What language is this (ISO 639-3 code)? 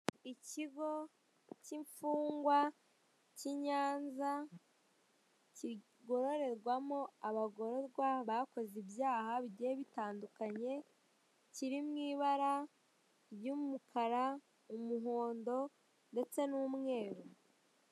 kin